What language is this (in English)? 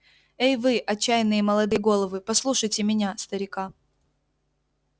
Russian